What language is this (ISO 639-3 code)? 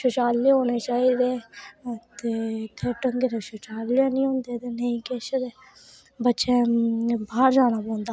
doi